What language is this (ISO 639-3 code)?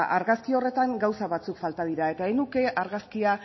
eus